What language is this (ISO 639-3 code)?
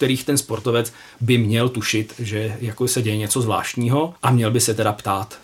ces